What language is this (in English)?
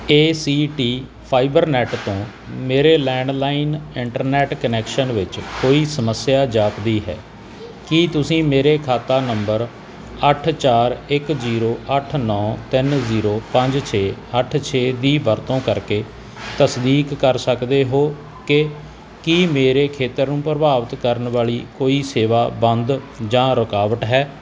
Punjabi